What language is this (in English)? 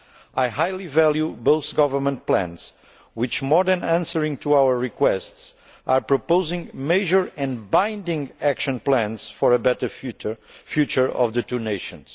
English